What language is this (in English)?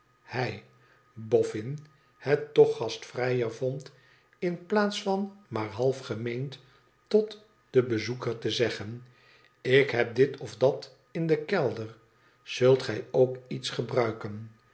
Dutch